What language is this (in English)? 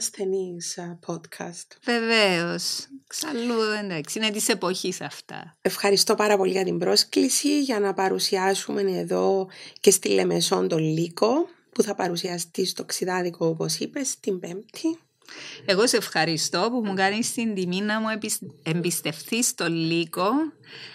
Greek